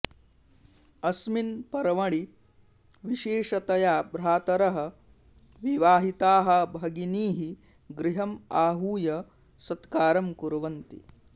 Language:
Sanskrit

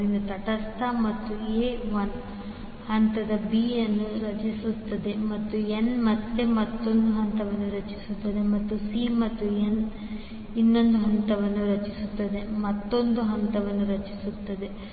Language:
Kannada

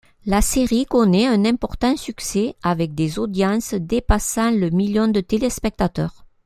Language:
French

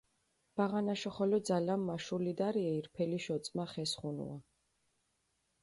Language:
Mingrelian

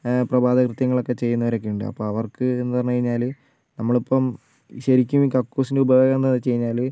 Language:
Malayalam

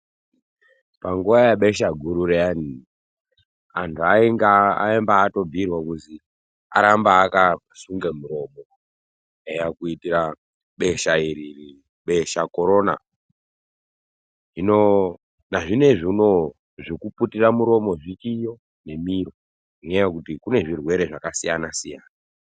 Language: Ndau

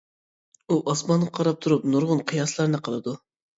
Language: Uyghur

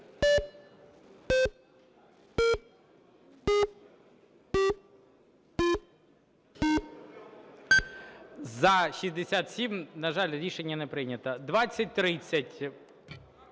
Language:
Ukrainian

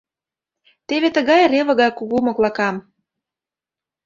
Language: Mari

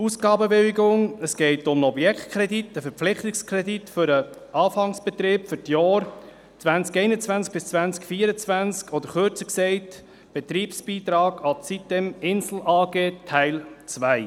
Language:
Swiss German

